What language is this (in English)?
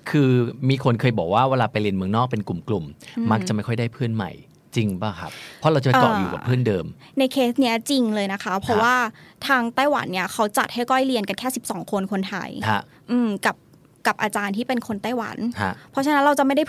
Thai